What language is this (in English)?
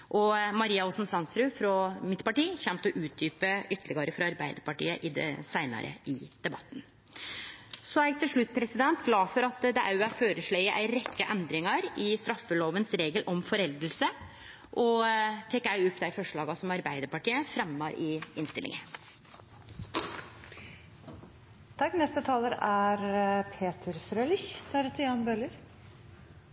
Norwegian Nynorsk